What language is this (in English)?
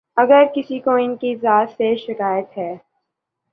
Urdu